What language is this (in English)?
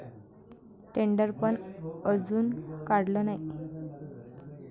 Marathi